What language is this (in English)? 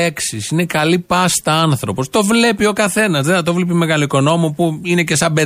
Greek